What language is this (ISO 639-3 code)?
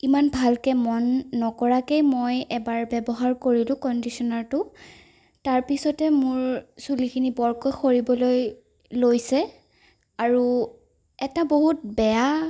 asm